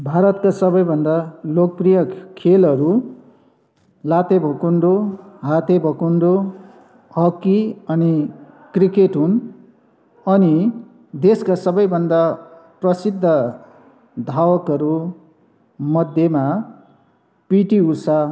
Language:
Nepali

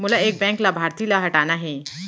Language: Chhattisgarhi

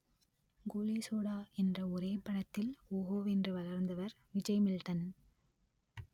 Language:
Tamil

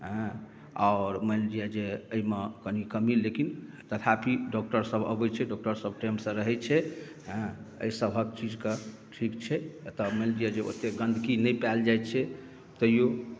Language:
Maithili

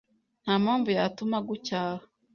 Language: Kinyarwanda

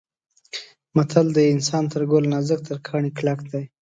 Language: Pashto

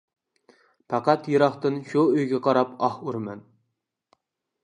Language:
Uyghur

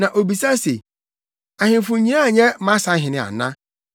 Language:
Akan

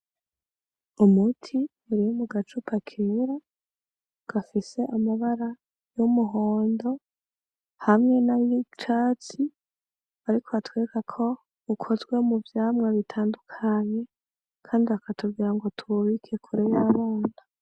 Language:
Rundi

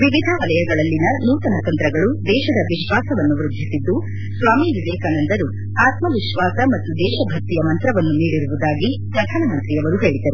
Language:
Kannada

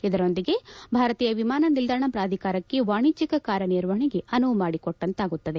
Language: Kannada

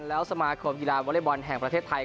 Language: Thai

